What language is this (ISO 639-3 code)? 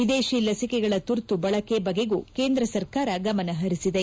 kan